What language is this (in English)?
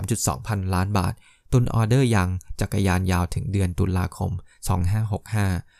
Thai